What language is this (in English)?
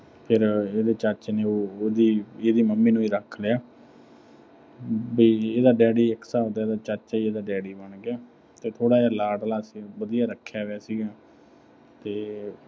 Punjabi